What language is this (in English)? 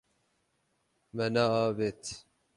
Kurdish